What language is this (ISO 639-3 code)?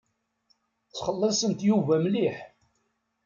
kab